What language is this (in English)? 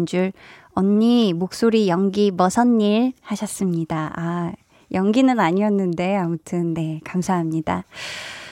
Korean